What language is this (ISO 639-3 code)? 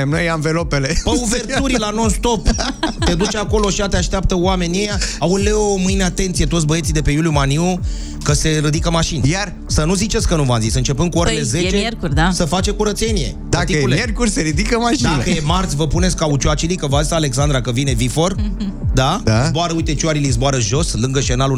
ron